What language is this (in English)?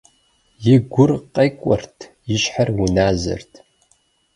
Kabardian